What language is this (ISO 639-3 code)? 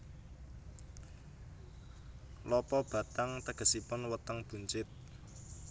jav